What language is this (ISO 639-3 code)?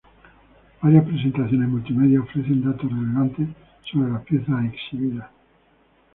spa